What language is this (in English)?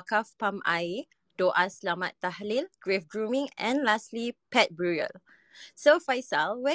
Malay